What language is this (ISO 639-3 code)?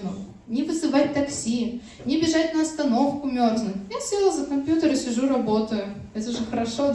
rus